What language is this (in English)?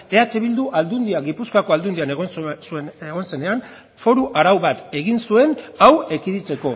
Basque